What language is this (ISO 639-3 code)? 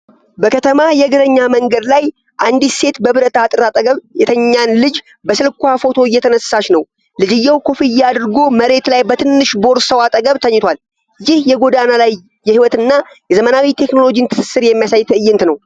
amh